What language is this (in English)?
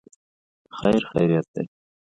Pashto